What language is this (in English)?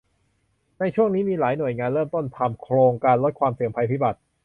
Thai